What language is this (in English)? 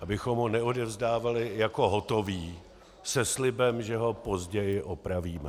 Czech